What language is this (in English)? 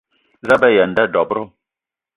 Eton (Cameroon)